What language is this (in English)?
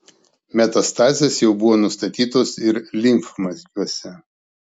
Lithuanian